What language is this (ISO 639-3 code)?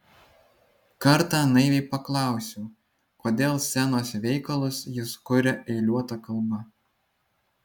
lit